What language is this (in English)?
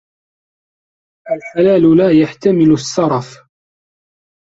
Arabic